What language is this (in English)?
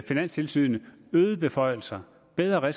Danish